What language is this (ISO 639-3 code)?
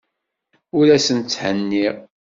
kab